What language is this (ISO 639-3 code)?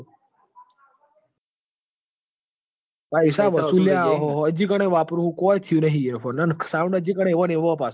guj